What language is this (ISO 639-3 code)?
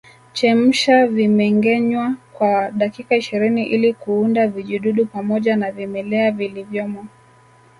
swa